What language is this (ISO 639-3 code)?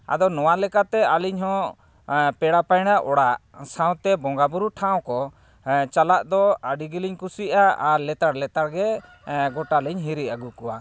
sat